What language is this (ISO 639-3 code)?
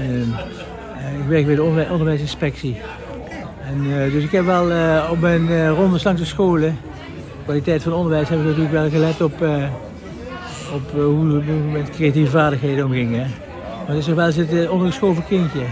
nld